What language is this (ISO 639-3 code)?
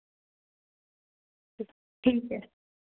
doi